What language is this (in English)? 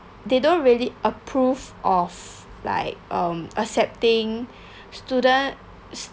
English